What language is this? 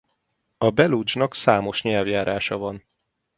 Hungarian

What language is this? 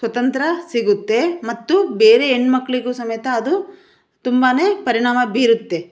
Kannada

